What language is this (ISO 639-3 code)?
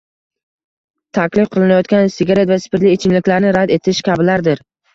uzb